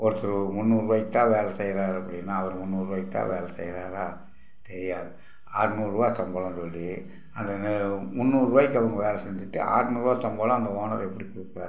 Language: Tamil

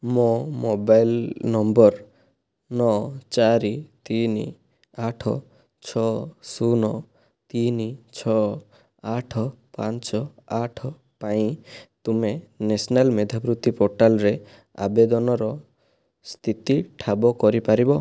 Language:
Odia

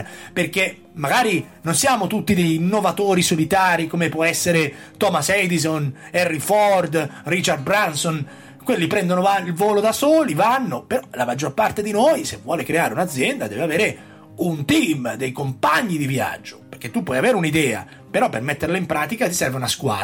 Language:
Italian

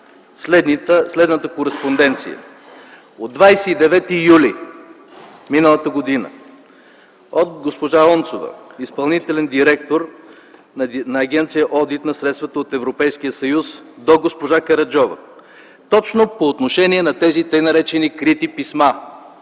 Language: Bulgarian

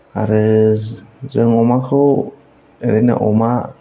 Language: Bodo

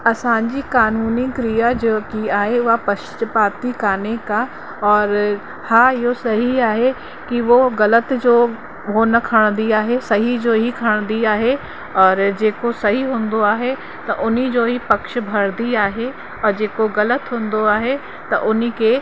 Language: Sindhi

